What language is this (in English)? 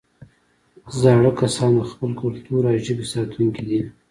Pashto